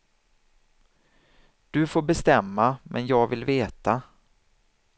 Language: Swedish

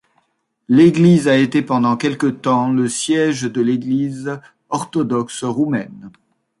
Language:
French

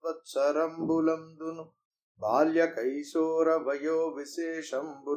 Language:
Telugu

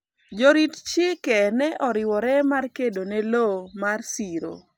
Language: Luo (Kenya and Tanzania)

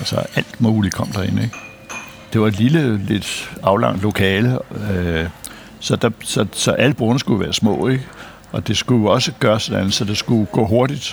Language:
Danish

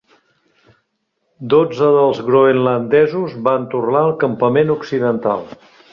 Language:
Catalan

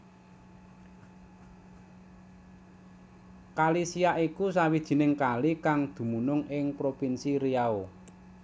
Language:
Javanese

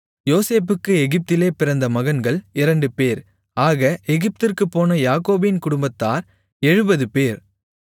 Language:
Tamil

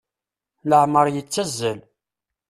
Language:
Kabyle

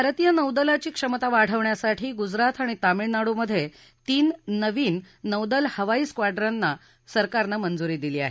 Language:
Marathi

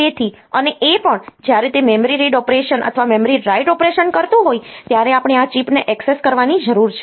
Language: Gujarati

